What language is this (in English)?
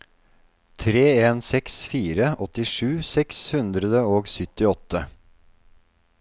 Norwegian